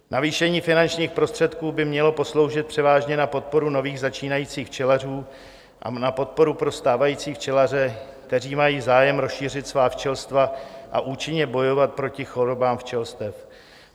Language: Czech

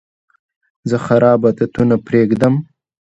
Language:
Pashto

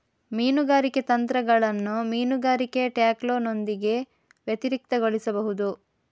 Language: Kannada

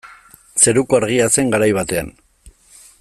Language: Basque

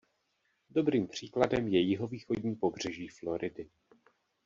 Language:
Czech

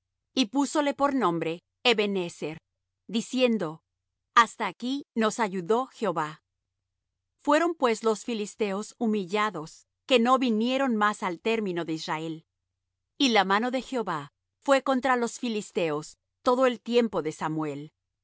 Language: Spanish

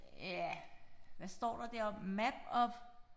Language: Danish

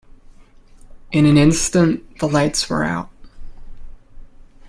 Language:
English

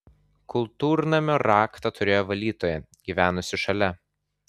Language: Lithuanian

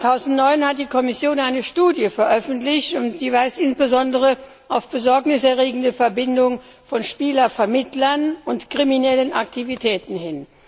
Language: German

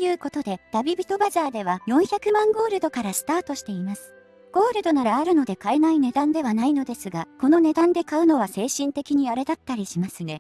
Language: Japanese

